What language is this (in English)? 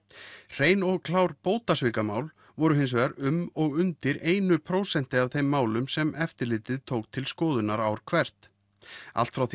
Icelandic